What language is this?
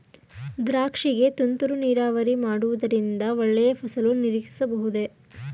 Kannada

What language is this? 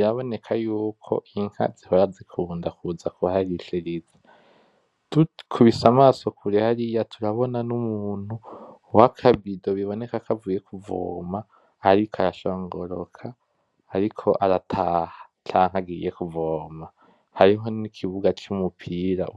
Rundi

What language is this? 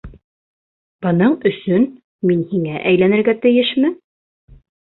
Bashkir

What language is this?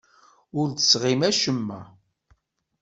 Kabyle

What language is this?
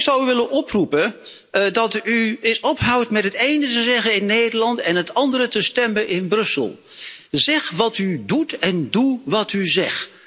Dutch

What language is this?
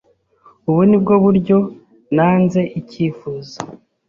Kinyarwanda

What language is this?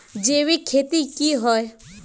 Magahi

